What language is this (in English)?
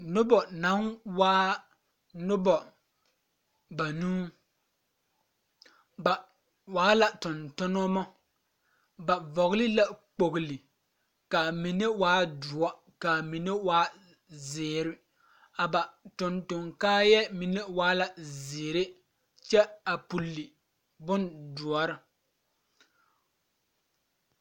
Southern Dagaare